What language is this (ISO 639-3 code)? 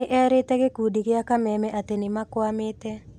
kik